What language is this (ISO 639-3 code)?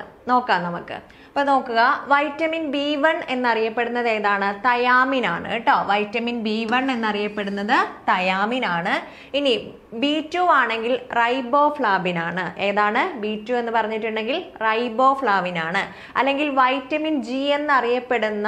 mal